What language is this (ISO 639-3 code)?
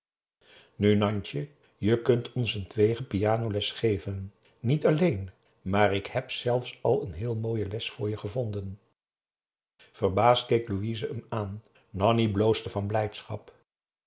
nld